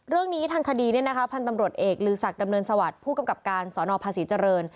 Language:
Thai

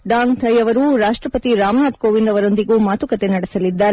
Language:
Kannada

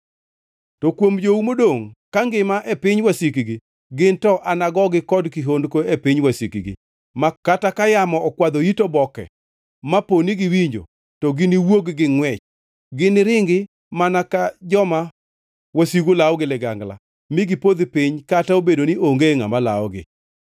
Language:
Luo (Kenya and Tanzania)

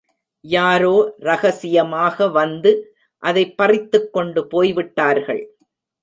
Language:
Tamil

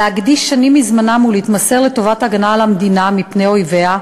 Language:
Hebrew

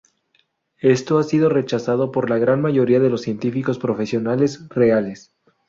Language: Spanish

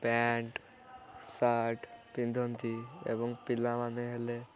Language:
Odia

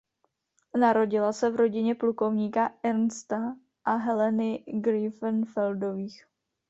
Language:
Czech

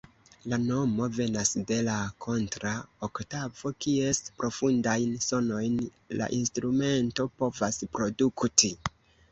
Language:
Esperanto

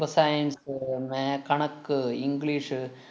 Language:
Malayalam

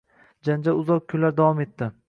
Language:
Uzbek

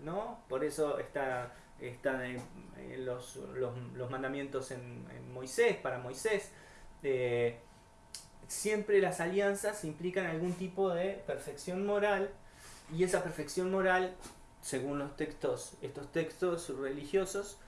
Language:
Spanish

